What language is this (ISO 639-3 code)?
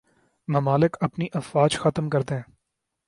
urd